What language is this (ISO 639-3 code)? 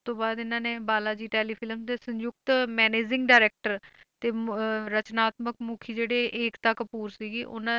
pan